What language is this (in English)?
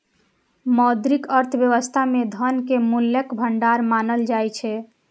Maithili